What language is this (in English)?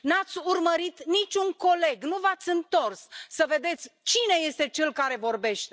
Romanian